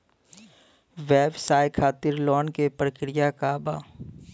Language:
Bhojpuri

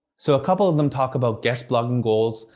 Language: English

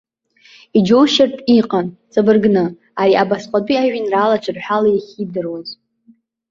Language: Abkhazian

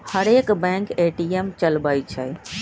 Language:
Magahi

